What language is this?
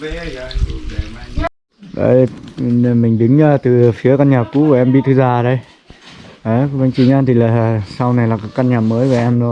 Vietnamese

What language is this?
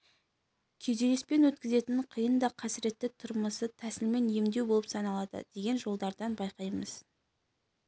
Kazakh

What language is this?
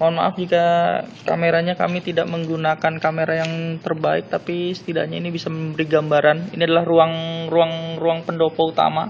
Indonesian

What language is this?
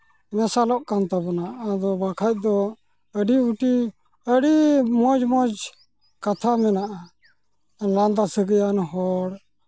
Santali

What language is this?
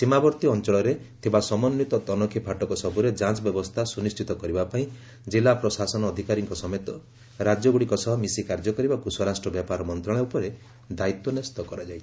Odia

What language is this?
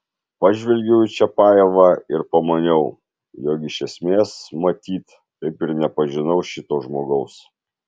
Lithuanian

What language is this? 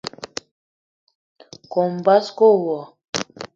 Eton (Cameroon)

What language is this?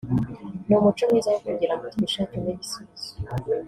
Kinyarwanda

